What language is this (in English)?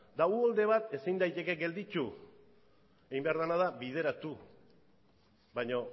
Basque